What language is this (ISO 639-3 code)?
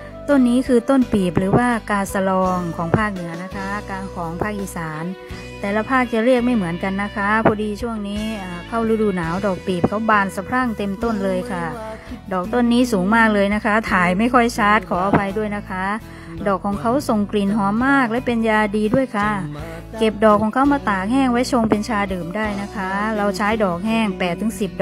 tha